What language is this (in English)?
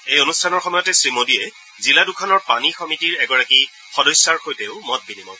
Assamese